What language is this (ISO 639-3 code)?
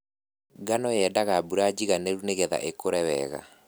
kik